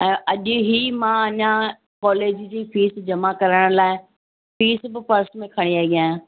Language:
Sindhi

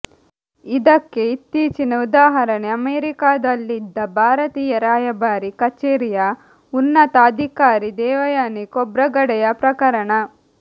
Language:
Kannada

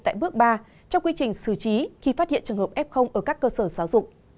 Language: Vietnamese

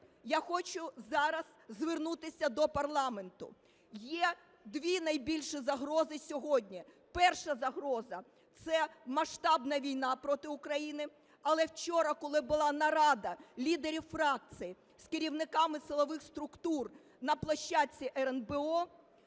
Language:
Ukrainian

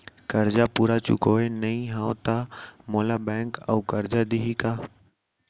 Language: Chhattisgarhi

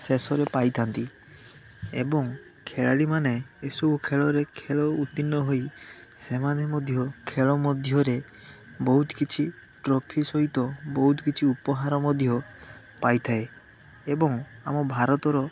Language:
Odia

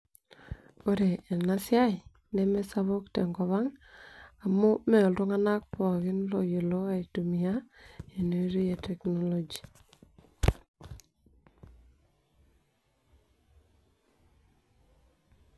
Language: Masai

